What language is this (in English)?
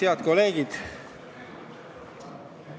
Estonian